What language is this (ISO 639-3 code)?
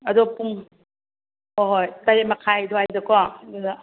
mni